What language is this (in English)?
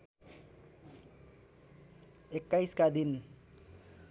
Nepali